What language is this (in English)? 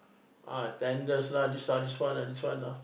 English